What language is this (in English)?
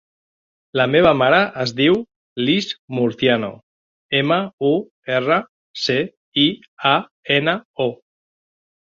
Catalan